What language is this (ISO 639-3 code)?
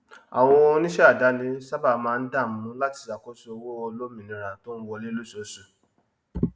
yor